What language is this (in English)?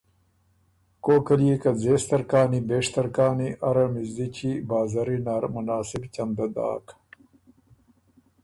Ormuri